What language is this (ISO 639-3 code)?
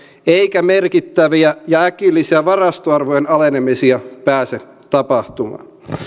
fin